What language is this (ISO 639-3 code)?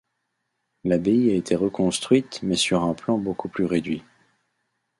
fra